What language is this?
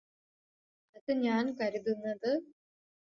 Malayalam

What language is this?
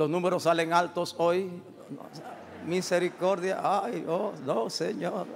Spanish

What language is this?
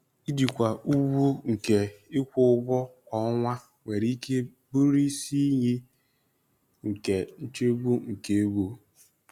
Igbo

